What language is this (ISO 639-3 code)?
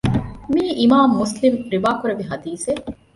div